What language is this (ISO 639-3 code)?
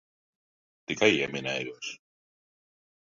lav